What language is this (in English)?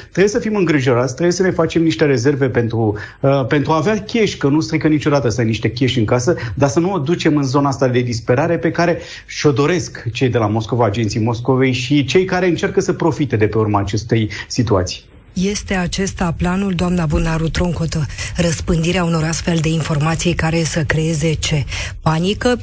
Romanian